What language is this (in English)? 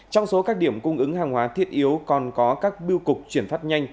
Vietnamese